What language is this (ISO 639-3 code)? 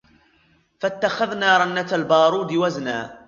ara